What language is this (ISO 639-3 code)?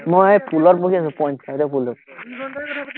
asm